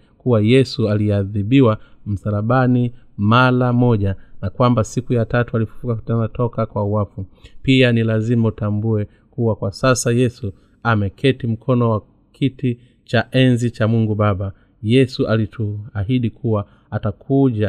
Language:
Swahili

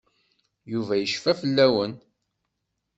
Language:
Kabyle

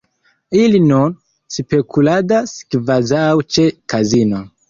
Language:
Esperanto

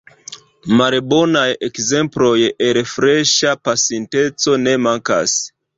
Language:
Esperanto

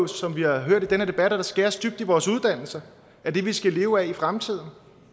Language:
Danish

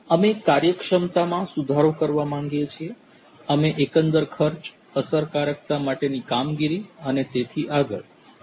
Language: Gujarati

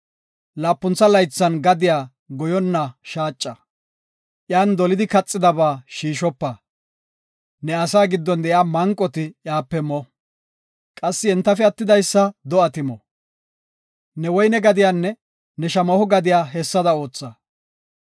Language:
Gofa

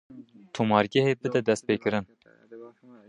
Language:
Kurdish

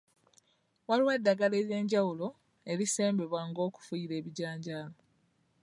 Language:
Ganda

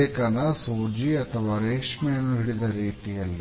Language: Kannada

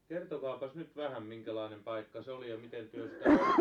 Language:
Finnish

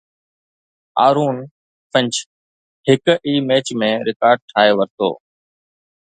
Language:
Sindhi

